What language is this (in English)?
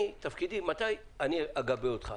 Hebrew